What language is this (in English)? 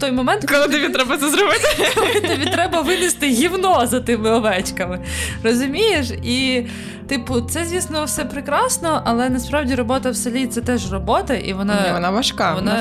Ukrainian